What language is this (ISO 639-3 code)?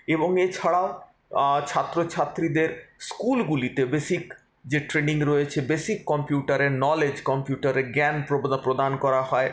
ben